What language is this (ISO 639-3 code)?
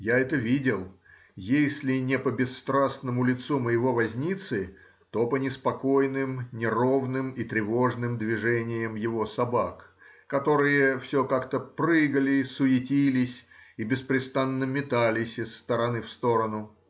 rus